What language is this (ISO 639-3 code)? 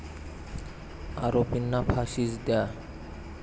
mar